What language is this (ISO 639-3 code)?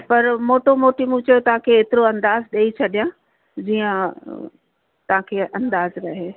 snd